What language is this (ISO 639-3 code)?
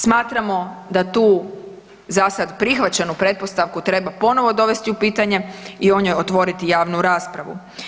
hrv